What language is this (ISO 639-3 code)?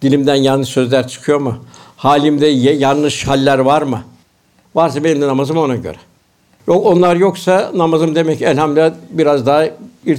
tur